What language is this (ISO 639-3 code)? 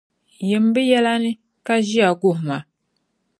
dag